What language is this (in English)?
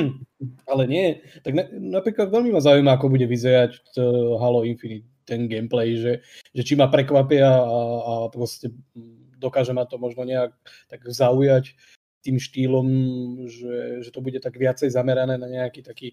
Slovak